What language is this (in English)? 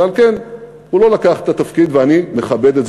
Hebrew